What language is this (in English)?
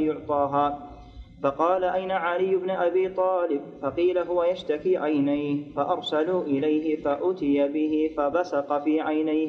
Arabic